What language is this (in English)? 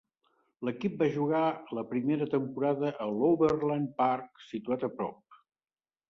Catalan